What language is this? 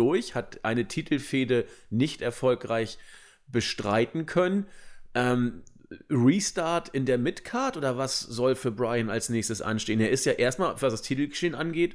German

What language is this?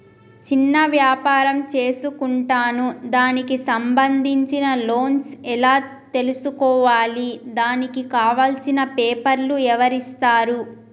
Telugu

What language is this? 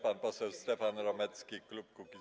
Polish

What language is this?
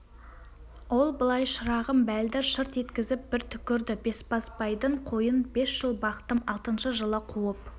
Kazakh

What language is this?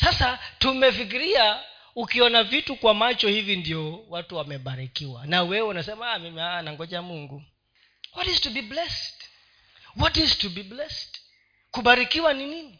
Swahili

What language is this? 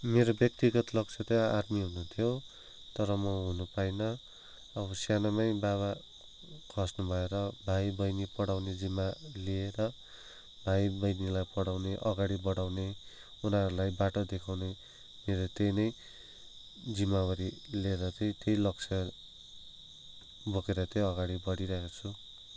Nepali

